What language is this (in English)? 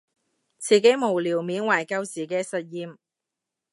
Cantonese